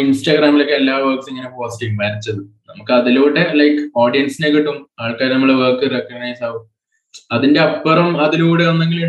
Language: Malayalam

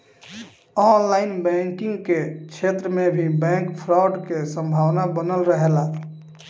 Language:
Bhojpuri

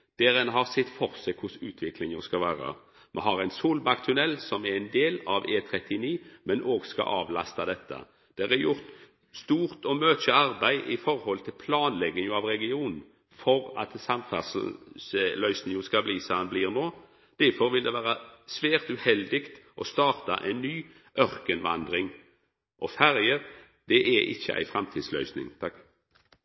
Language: Norwegian Nynorsk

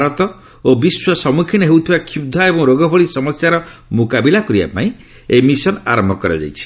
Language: Odia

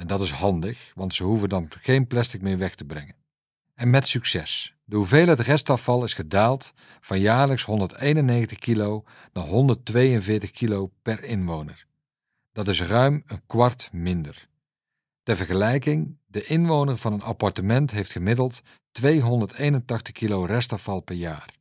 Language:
Dutch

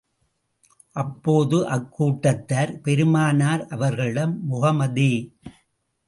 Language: Tamil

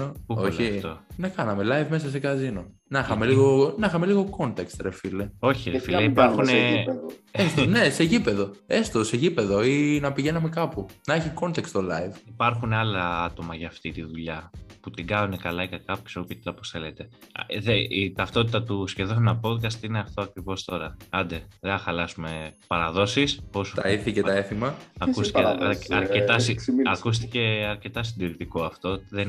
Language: Greek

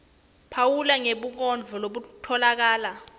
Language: Swati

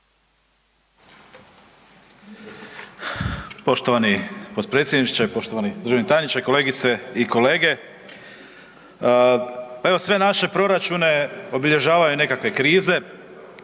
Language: Croatian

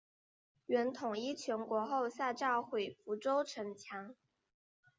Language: Chinese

